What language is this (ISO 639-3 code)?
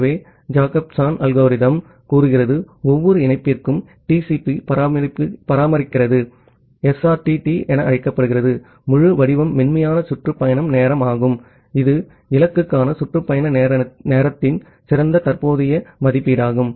tam